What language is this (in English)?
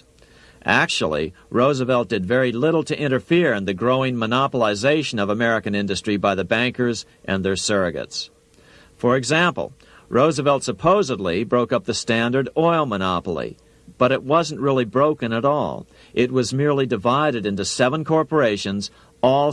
English